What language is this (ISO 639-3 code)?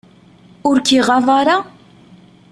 kab